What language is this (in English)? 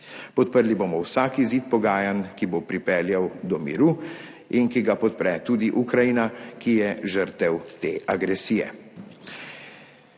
Slovenian